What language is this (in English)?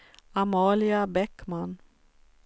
Swedish